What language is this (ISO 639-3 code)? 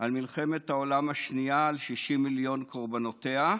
heb